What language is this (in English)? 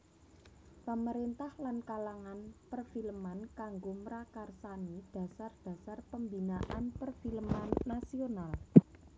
Javanese